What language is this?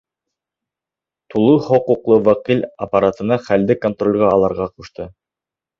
Bashkir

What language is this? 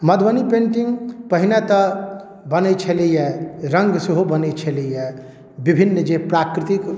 Maithili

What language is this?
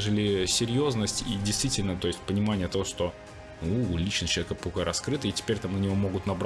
Russian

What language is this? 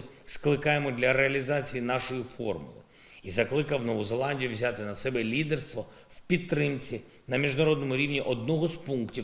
Ukrainian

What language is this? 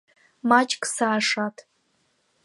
Abkhazian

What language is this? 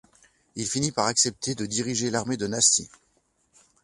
French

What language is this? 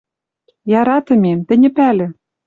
Western Mari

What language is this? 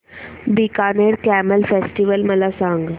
Marathi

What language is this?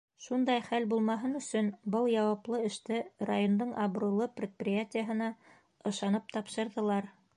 Bashkir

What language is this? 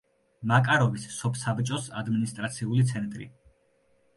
Georgian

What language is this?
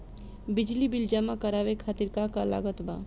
Bhojpuri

